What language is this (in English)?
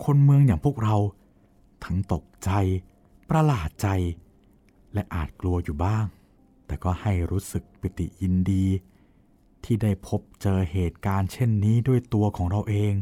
Thai